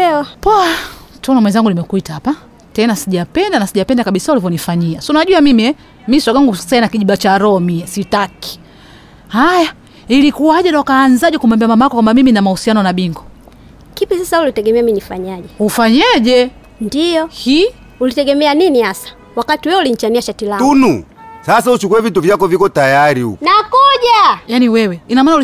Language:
Swahili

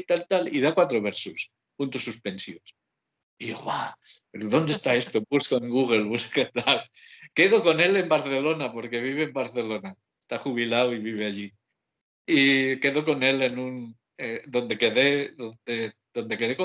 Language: Spanish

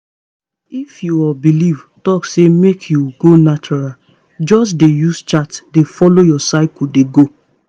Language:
Nigerian Pidgin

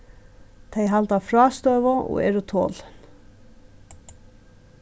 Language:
Faroese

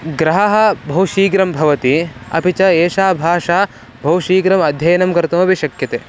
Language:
Sanskrit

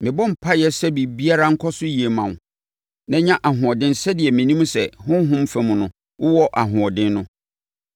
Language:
Akan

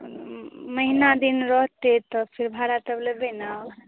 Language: Maithili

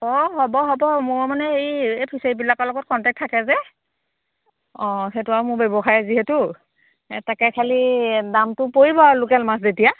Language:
Assamese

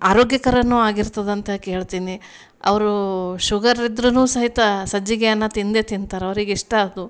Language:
Kannada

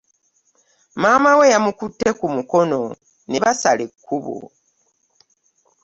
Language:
Ganda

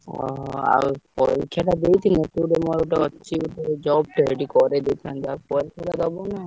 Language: Odia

